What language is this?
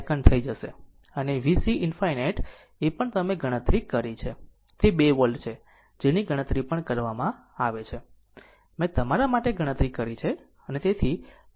Gujarati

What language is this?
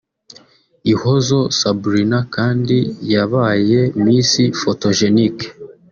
Kinyarwanda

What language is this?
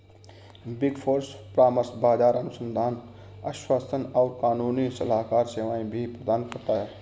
Hindi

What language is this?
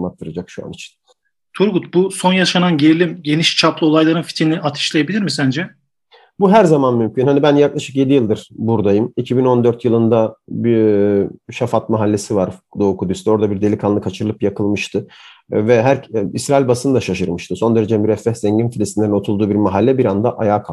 Turkish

